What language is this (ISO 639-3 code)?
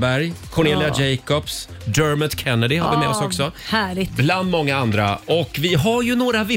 swe